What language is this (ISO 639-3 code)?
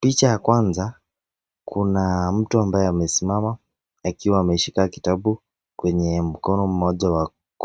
swa